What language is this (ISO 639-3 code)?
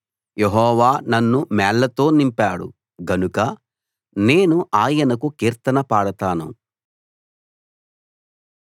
tel